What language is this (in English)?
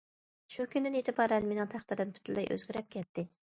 Uyghur